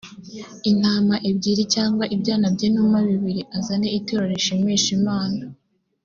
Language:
Kinyarwanda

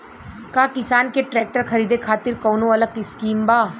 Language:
Bhojpuri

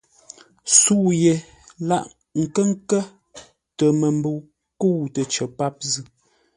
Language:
Ngombale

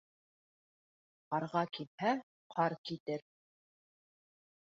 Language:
Bashkir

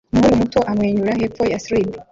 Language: Kinyarwanda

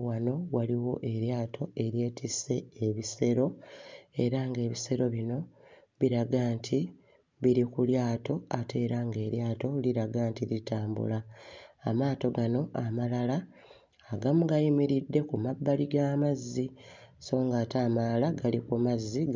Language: Ganda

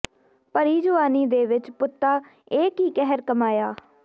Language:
Punjabi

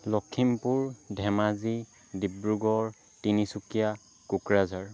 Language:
Assamese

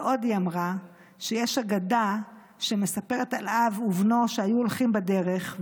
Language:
Hebrew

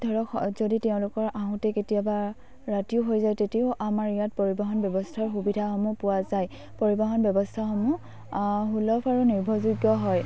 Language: Assamese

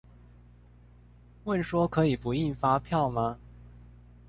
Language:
Chinese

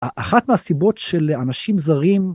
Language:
Hebrew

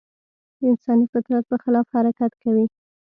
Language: Pashto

